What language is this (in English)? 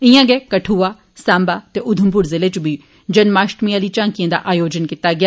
Dogri